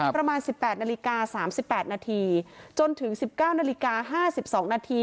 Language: Thai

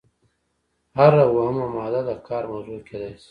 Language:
Pashto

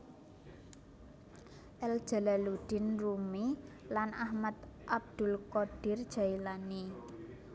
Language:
Javanese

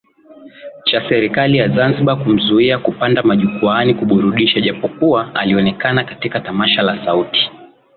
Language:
Swahili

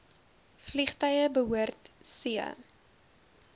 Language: Afrikaans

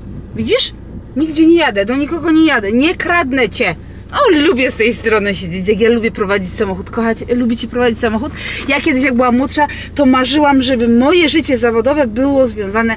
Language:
Polish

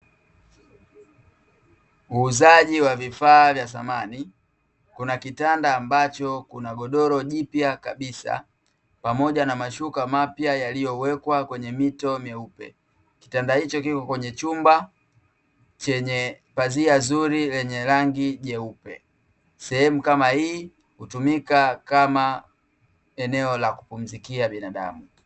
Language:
Swahili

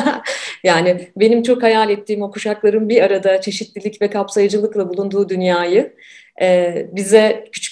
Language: Turkish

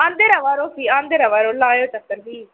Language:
Dogri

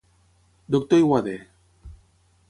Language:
Catalan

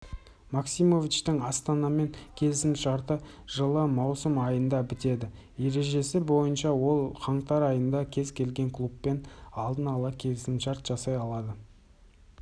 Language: Kazakh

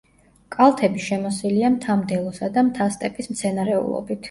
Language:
Georgian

